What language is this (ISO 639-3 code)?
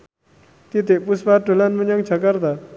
jav